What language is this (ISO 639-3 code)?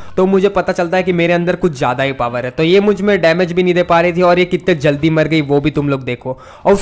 hin